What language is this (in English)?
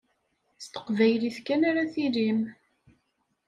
Kabyle